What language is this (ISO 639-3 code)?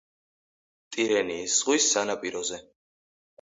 kat